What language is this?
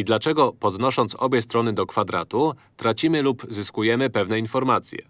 Polish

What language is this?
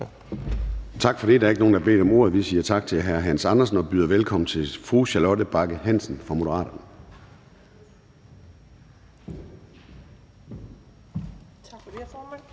Danish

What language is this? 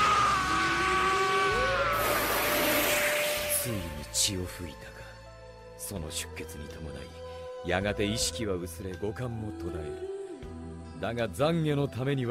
Japanese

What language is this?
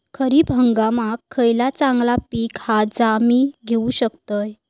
Marathi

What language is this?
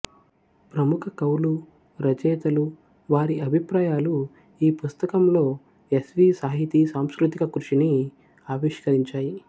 Telugu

